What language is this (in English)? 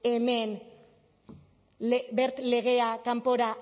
Basque